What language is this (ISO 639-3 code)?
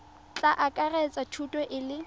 tsn